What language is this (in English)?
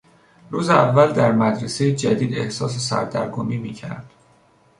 Persian